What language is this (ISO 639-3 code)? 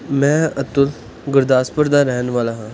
pan